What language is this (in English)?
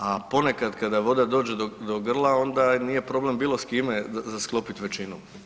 Croatian